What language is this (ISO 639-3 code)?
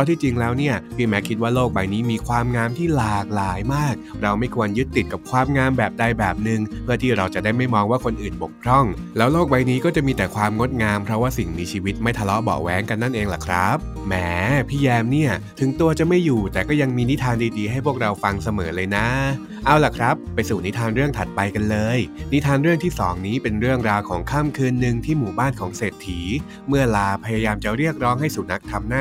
tha